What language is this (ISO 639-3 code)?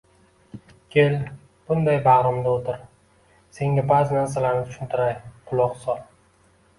uzb